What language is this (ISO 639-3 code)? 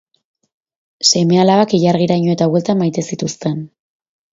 eus